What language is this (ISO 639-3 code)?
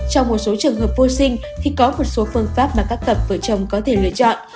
vie